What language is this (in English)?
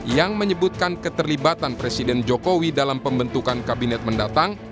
Indonesian